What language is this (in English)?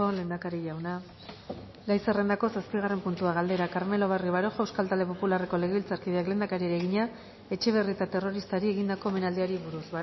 Basque